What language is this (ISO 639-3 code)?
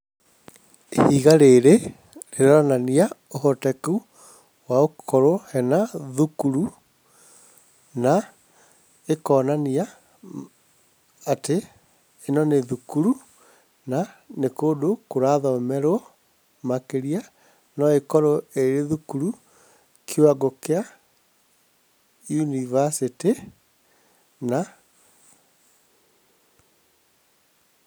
kik